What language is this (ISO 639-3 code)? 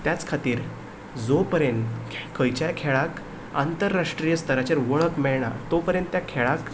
kok